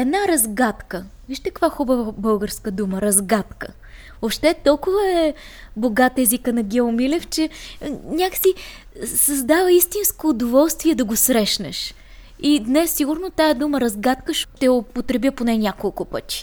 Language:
Bulgarian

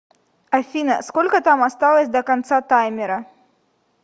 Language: Russian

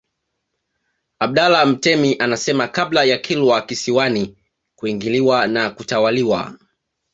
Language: Swahili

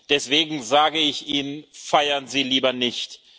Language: German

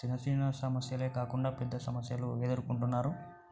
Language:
Telugu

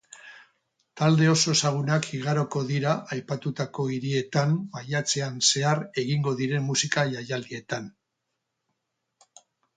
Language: Basque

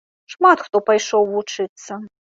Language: Belarusian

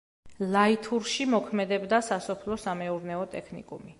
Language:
Georgian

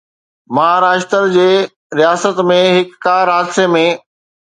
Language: Sindhi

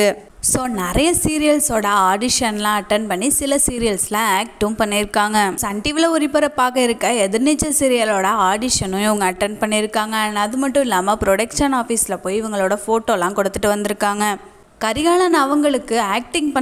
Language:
Romanian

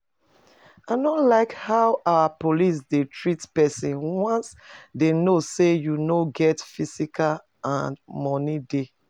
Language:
Nigerian Pidgin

